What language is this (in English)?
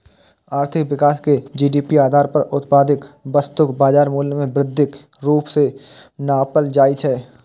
Maithili